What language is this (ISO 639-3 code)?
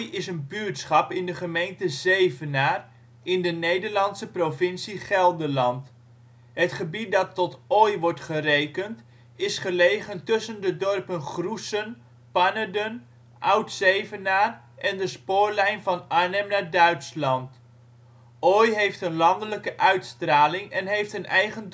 nld